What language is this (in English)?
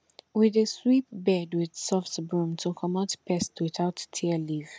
Nigerian Pidgin